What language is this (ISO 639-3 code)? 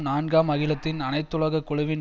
tam